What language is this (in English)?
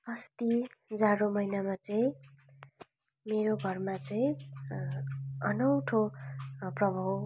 Nepali